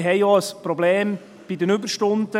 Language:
Swiss German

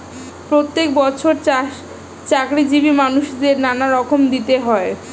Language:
Bangla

